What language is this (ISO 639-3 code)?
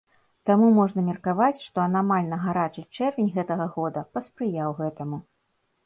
bel